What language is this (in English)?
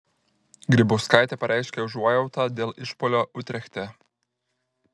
Lithuanian